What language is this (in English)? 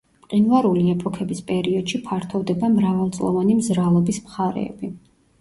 Georgian